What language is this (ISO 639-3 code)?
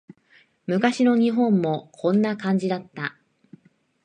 jpn